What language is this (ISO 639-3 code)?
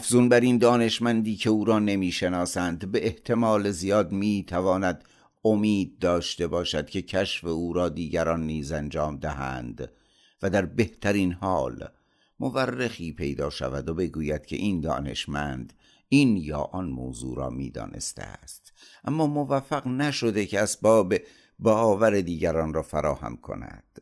fas